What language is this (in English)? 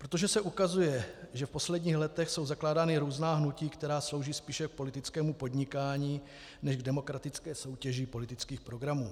Czech